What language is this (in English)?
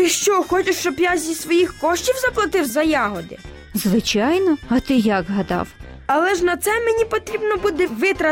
Ukrainian